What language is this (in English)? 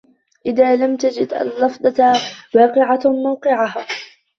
Arabic